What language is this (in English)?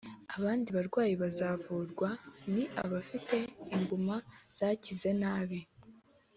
Kinyarwanda